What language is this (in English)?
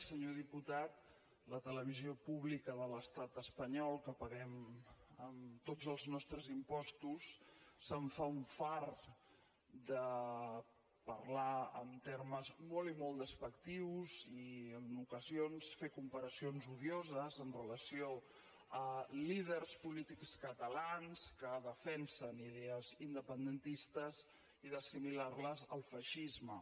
Catalan